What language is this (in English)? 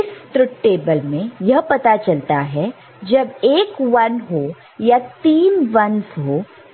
Hindi